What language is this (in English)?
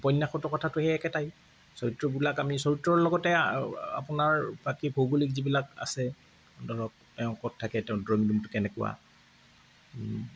Assamese